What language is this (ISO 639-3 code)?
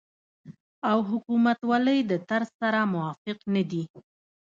pus